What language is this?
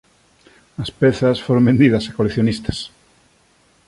Galician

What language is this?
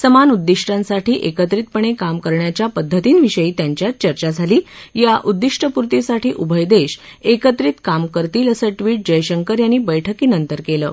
Marathi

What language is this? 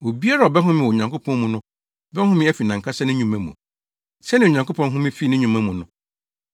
Akan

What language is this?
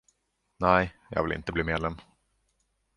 Swedish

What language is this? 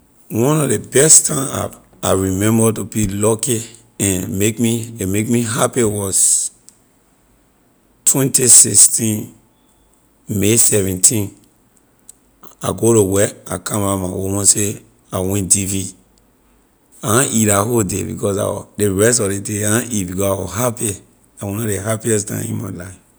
Liberian English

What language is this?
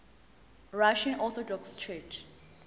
Zulu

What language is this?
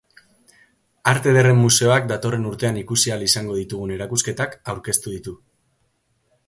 Basque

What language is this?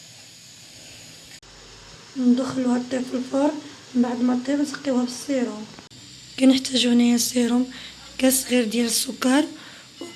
Arabic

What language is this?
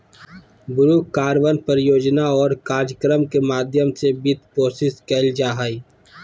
Magahi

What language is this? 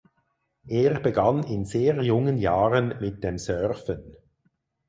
German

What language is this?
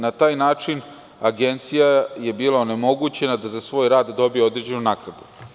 Serbian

